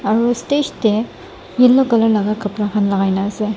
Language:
Naga Pidgin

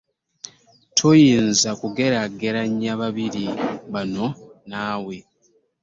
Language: Ganda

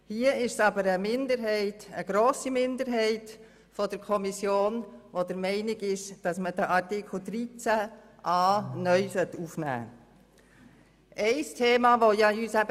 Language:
Swiss German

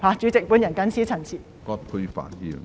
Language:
Cantonese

